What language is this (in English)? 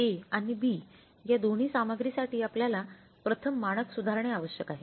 Marathi